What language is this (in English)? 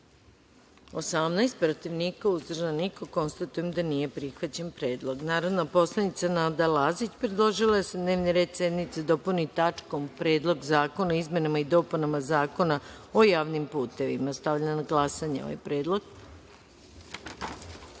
Serbian